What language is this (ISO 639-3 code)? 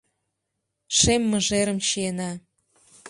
chm